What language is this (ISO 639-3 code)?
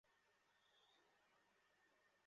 ben